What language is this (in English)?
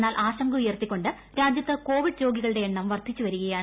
Malayalam